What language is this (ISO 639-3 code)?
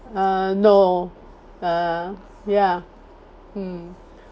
eng